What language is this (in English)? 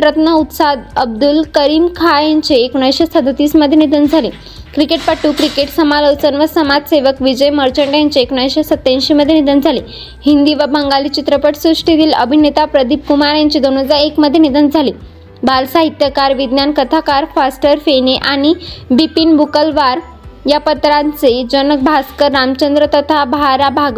Marathi